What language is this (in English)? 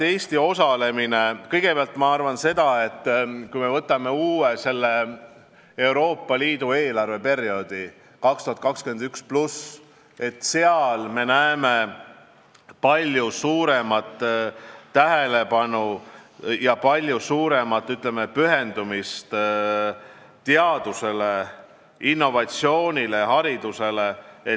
Estonian